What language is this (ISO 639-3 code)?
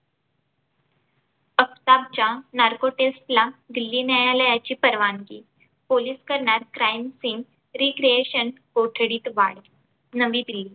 mar